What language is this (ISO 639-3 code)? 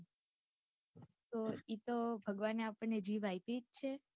guj